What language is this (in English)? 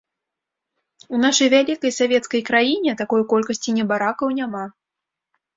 Belarusian